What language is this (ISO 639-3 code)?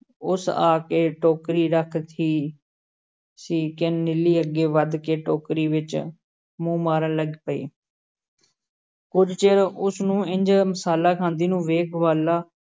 pan